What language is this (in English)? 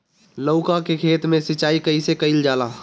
Bhojpuri